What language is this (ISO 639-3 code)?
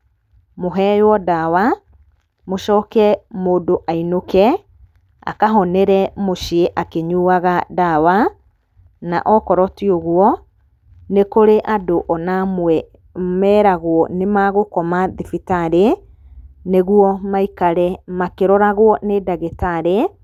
kik